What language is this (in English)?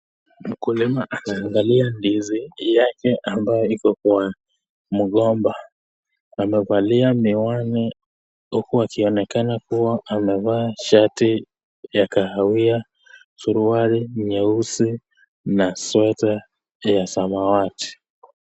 Swahili